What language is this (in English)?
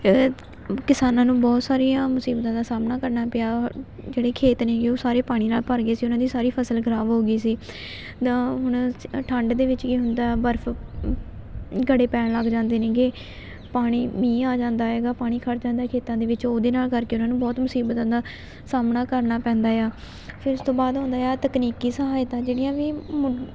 Punjabi